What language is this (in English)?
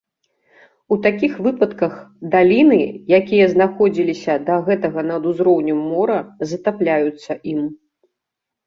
Belarusian